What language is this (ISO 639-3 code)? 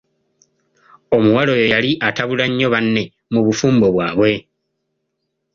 lug